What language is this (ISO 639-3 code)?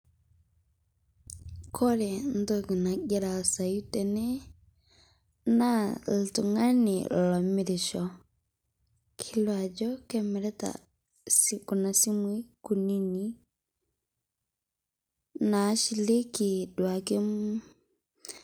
mas